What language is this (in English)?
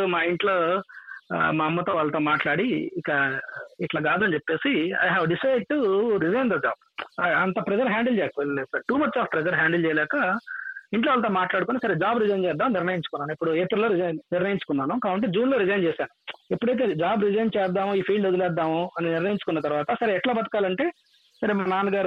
Telugu